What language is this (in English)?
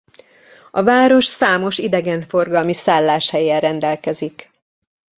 Hungarian